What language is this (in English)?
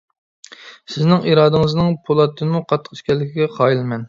Uyghur